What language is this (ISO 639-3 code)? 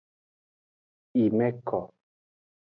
ajg